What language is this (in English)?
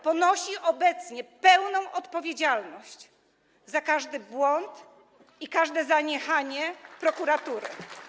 Polish